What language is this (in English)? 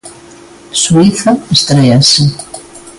Galician